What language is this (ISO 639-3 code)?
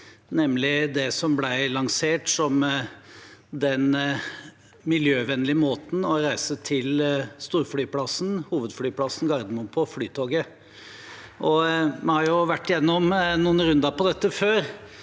nor